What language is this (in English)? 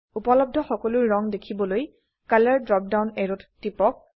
Assamese